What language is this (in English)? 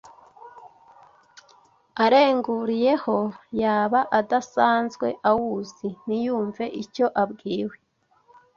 Kinyarwanda